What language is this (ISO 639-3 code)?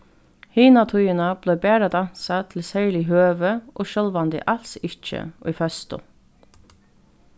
fao